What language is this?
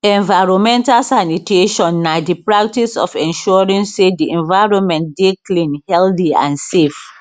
Nigerian Pidgin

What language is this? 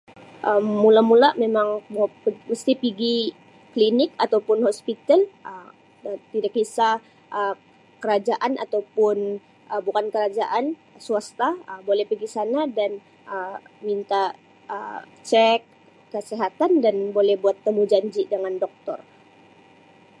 Sabah Malay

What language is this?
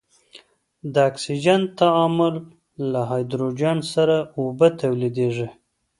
Pashto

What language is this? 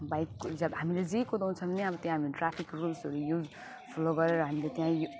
Nepali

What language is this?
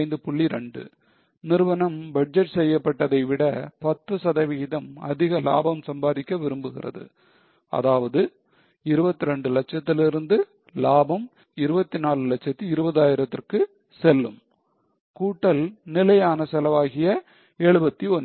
Tamil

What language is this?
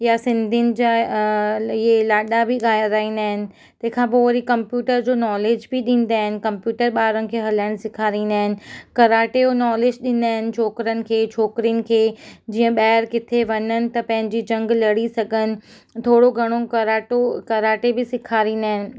Sindhi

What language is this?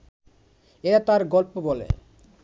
Bangla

